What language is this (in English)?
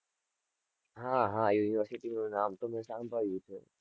Gujarati